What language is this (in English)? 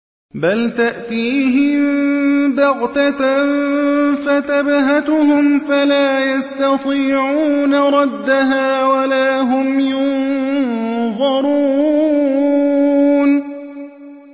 Arabic